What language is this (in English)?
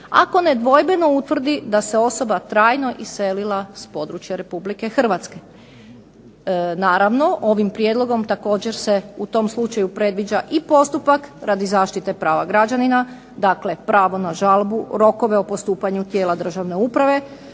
Croatian